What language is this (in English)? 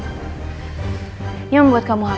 Indonesian